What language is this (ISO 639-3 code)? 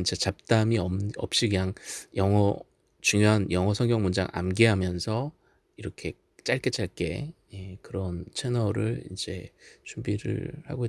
kor